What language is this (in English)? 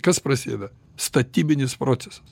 Lithuanian